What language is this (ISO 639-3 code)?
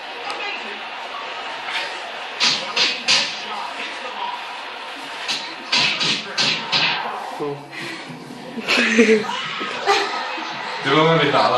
ces